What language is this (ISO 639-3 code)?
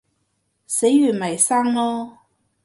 yue